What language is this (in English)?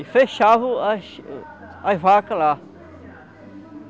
Portuguese